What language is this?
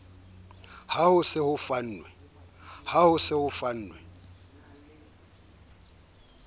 Southern Sotho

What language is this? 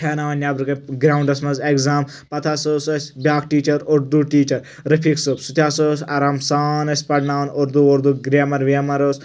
Kashmiri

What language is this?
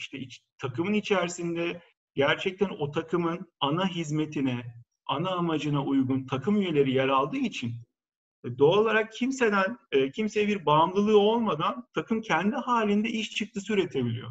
Turkish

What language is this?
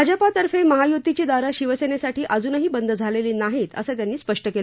Marathi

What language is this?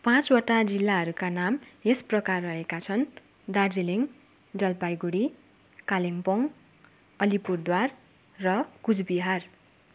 Nepali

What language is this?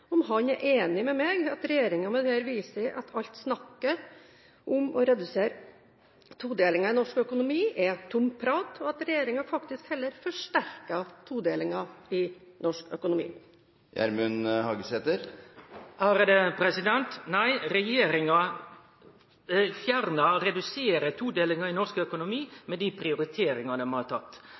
Norwegian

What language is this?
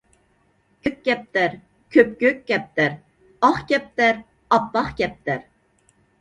Uyghur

